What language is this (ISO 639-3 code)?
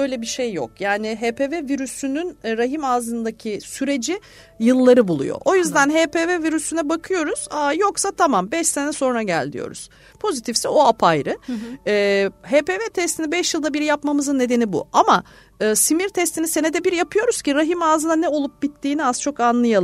tur